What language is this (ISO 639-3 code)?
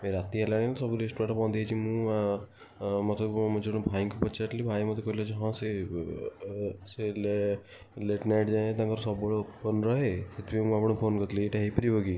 ori